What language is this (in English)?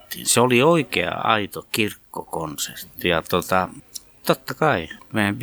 Finnish